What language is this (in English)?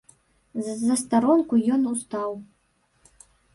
Belarusian